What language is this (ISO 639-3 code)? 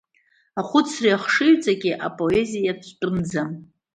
abk